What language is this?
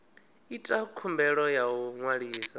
Venda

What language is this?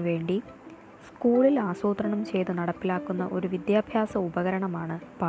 Malayalam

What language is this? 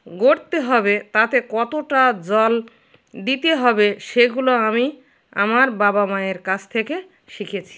Bangla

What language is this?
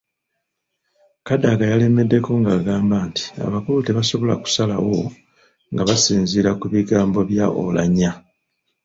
Ganda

